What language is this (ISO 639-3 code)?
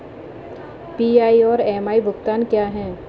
hin